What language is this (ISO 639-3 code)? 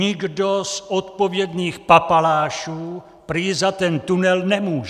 ces